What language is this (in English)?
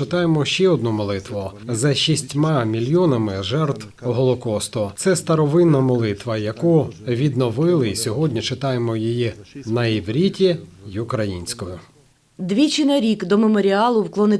Ukrainian